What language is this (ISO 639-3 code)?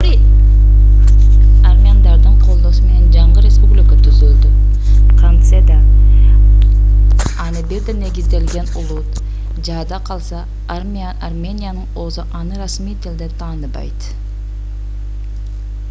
kir